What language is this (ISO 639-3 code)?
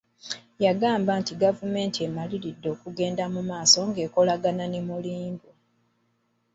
lug